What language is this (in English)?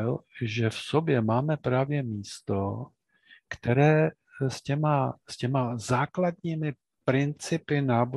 Czech